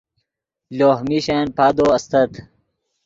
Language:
Yidgha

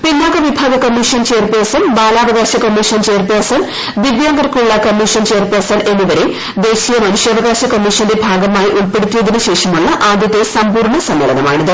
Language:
Malayalam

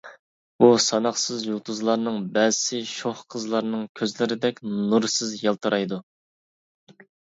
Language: Uyghur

